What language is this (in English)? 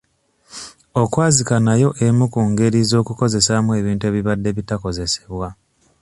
Ganda